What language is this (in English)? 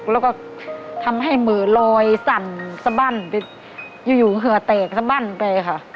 Thai